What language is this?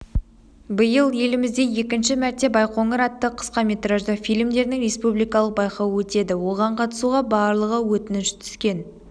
Kazakh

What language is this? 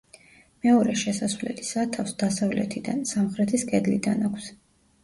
Georgian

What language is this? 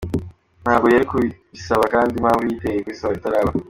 Kinyarwanda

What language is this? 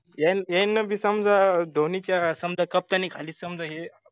Marathi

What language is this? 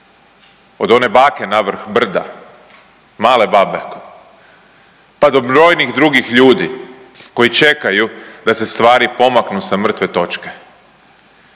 Croatian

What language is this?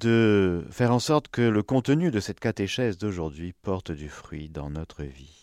French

